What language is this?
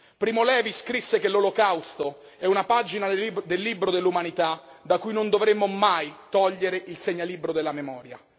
Italian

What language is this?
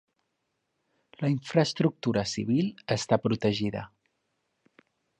Catalan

